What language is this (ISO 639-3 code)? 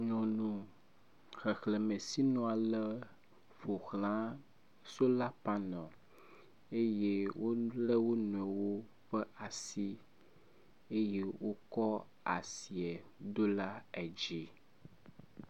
ewe